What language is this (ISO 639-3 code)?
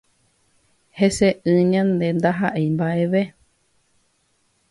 grn